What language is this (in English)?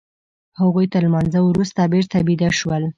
Pashto